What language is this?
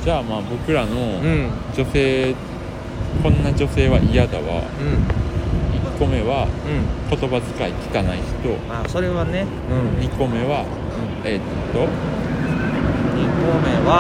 Japanese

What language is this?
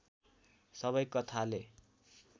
Nepali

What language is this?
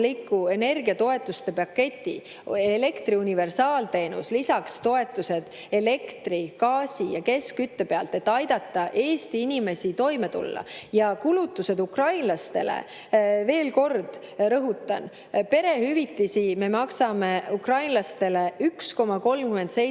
Estonian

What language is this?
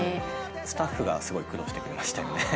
Japanese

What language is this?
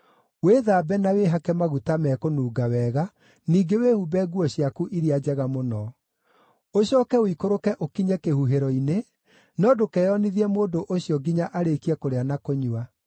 Kikuyu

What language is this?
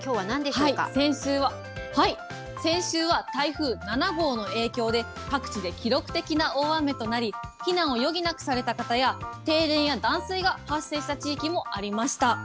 Japanese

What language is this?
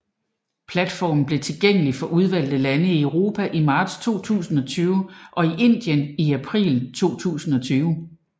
Danish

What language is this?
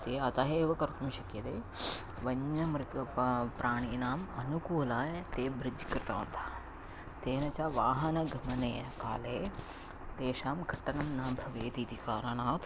Sanskrit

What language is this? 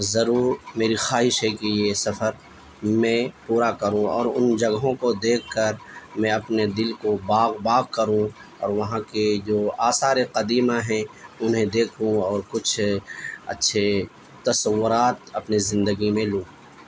Urdu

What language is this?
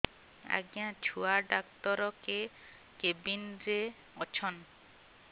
Odia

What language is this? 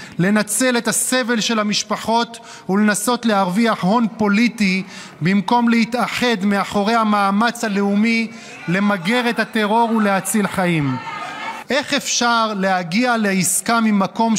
Hebrew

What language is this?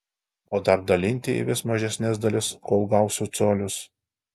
Lithuanian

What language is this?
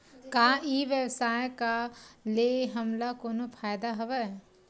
Chhattisgarhi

